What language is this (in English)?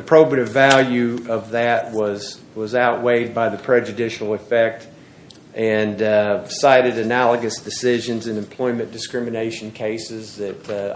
English